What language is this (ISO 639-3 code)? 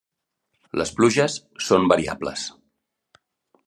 cat